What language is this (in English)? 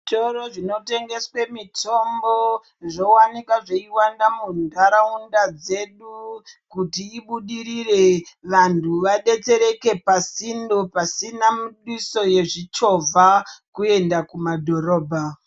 Ndau